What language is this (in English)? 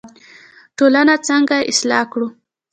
Pashto